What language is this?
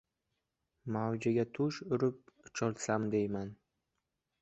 Uzbek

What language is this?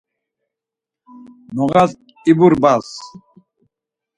Laz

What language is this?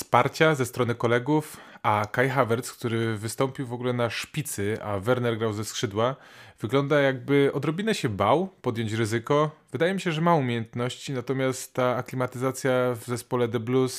Polish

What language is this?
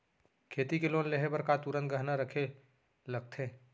Chhattisgarhi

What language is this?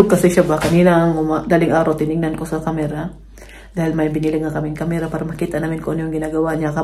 Filipino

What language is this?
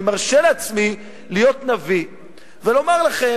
Hebrew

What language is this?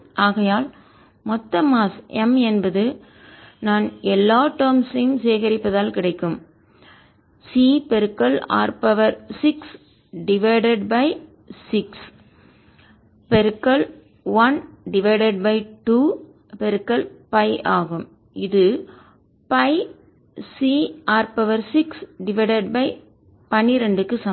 Tamil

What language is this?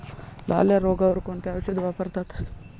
Marathi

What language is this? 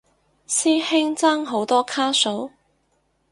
Cantonese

